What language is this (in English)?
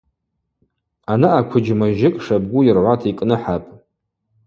Abaza